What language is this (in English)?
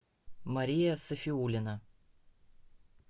Russian